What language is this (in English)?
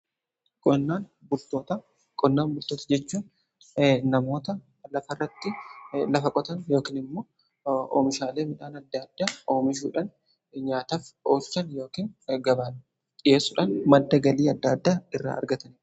Oromo